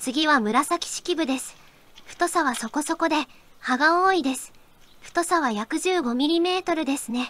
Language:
Japanese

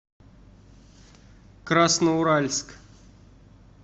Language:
Russian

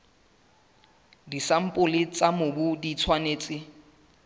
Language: Southern Sotho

